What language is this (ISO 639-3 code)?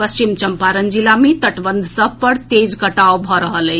mai